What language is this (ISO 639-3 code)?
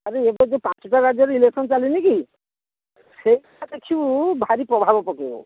ori